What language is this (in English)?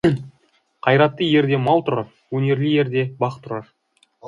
Kazakh